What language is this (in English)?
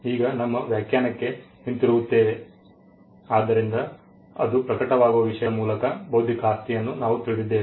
Kannada